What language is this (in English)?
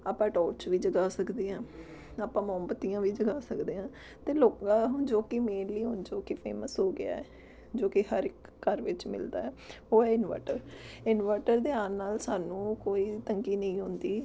Punjabi